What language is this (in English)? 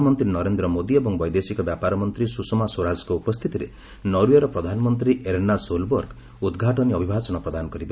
Odia